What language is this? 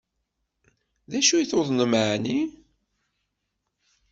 Kabyle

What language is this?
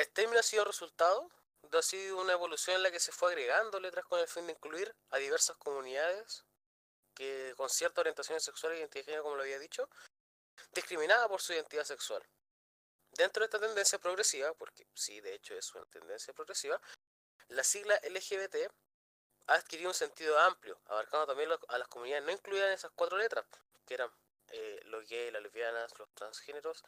Spanish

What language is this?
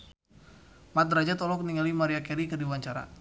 Sundanese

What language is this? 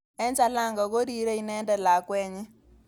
Kalenjin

